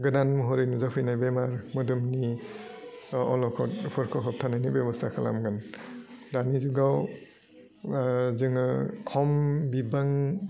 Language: Bodo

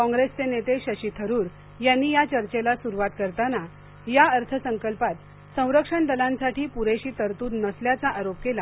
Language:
Marathi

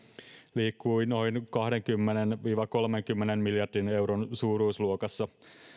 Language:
Finnish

